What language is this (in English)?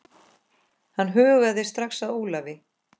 Icelandic